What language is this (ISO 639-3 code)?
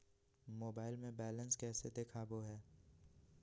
mag